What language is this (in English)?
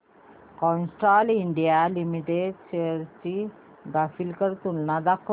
Marathi